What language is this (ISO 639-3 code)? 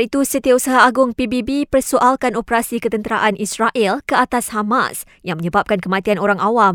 msa